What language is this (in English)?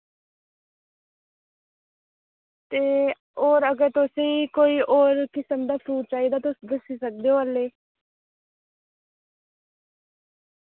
Dogri